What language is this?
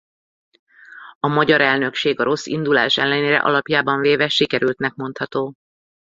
Hungarian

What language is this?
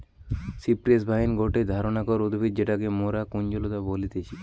Bangla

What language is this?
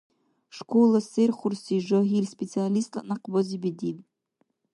Dargwa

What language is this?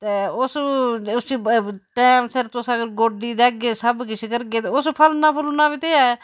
Dogri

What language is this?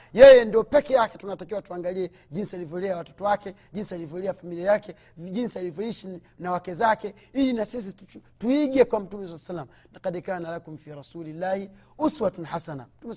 Swahili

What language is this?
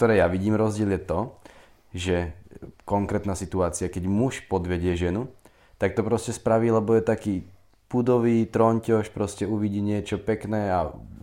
Slovak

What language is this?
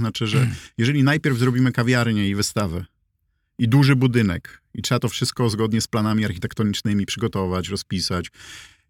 Polish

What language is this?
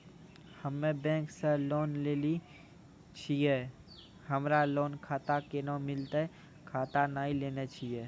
Maithili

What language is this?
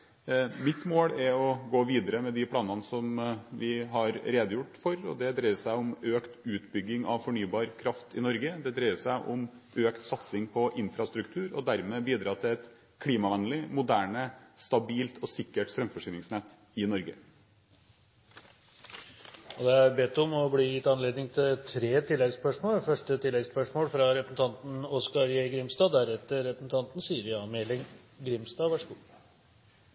Norwegian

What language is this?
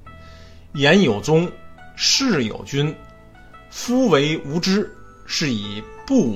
Chinese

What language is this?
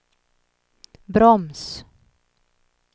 Swedish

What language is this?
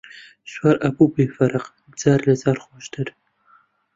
Central Kurdish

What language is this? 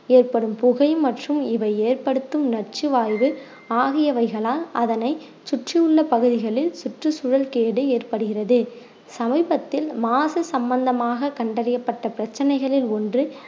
Tamil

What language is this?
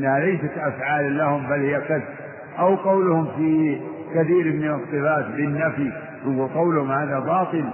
Arabic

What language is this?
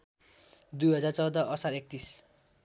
Nepali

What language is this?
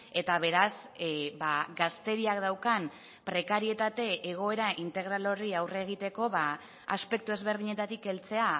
Basque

